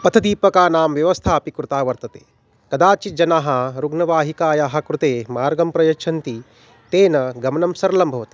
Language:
Sanskrit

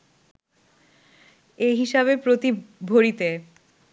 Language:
Bangla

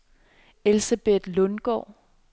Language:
Danish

